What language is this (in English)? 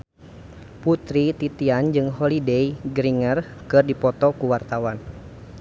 Sundanese